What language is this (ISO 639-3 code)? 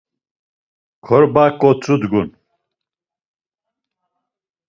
lzz